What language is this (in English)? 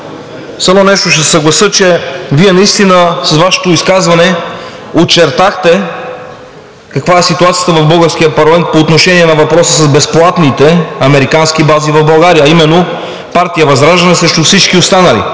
Bulgarian